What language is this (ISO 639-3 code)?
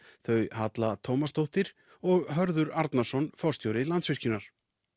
isl